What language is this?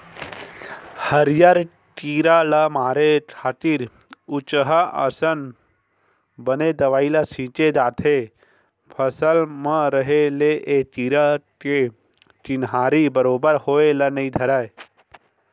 Chhattisgarhi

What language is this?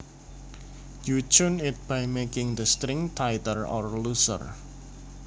Javanese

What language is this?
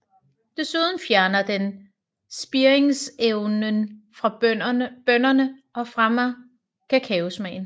Danish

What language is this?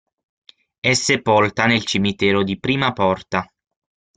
Italian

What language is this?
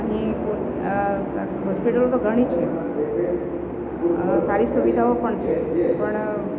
Gujarati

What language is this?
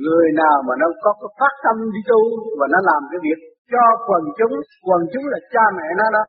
Vietnamese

